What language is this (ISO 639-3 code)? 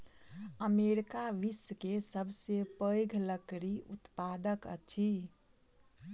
mai